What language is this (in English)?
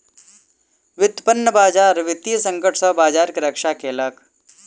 Maithili